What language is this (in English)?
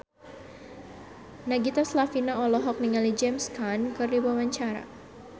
Sundanese